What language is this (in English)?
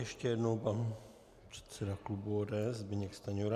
Czech